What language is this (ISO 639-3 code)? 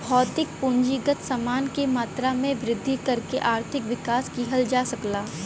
bho